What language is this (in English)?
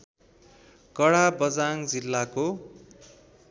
Nepali